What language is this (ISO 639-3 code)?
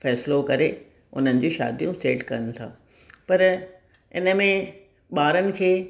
snd